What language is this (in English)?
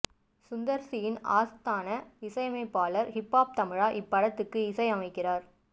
Tamil